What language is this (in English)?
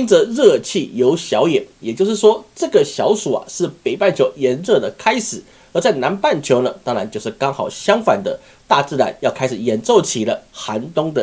Chinese